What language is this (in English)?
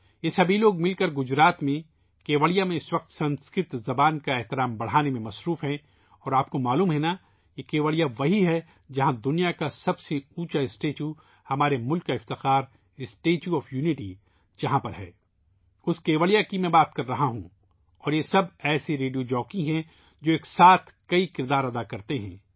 Urdu